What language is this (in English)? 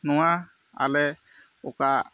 Santali